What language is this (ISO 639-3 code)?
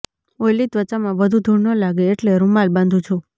guj